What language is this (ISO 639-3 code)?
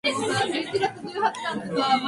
jpn